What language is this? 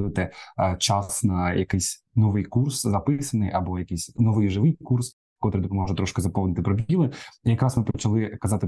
Ukrainian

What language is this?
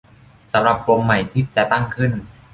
Thai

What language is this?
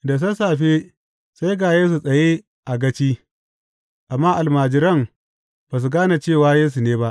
Hausa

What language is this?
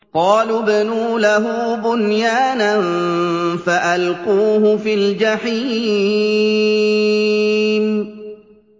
Arabic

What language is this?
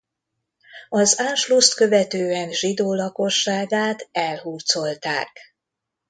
Hungarian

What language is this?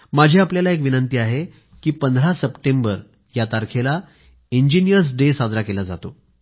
Marathi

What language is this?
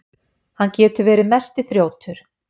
Icelandic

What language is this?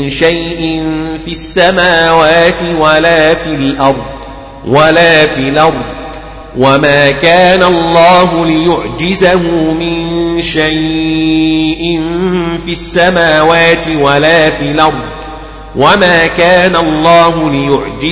Arabic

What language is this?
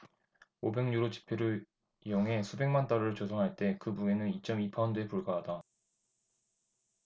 Korean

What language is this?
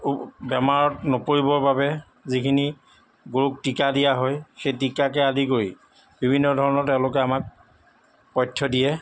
Assamese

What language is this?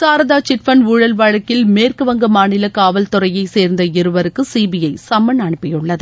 Tamil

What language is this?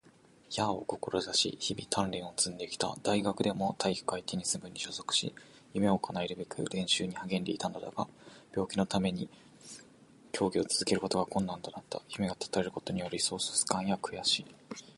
Japanese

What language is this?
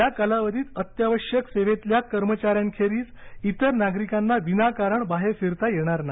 Marathi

